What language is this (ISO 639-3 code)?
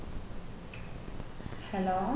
mal